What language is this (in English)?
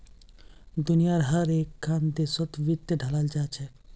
Magahi